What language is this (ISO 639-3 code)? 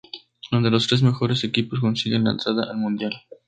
spa